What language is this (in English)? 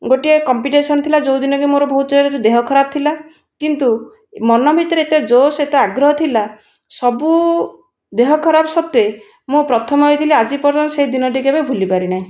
Odia